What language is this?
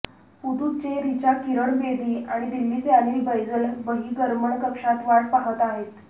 Marathi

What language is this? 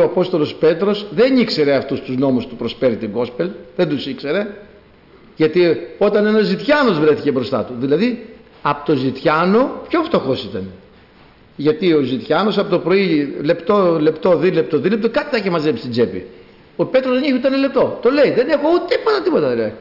Greek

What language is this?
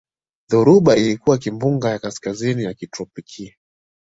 Swahili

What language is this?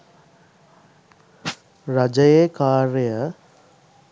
Sinhala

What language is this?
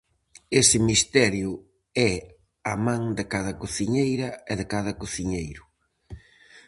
Galician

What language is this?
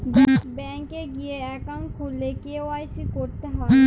Bangla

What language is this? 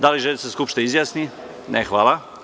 Serbian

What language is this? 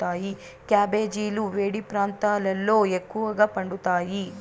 Telugu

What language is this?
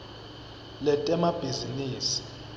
Swati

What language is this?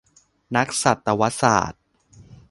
Thai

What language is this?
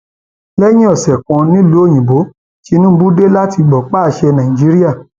Yoruba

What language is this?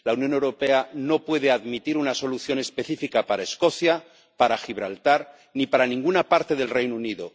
Spanish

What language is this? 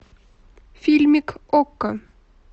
Russian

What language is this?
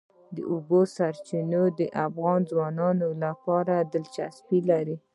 Pashto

